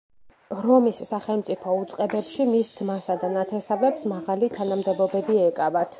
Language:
Georgian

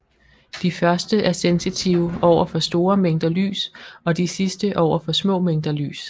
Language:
Danish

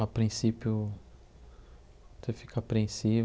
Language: Portuguese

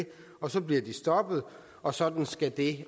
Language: Danish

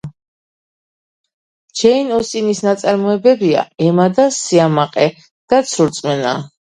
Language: Georgian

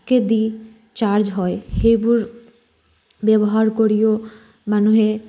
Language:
Assamese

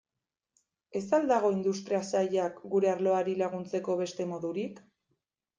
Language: Basque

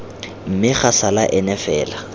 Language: Tswana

